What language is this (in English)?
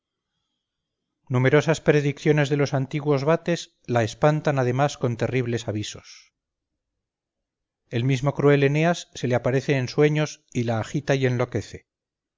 Spanish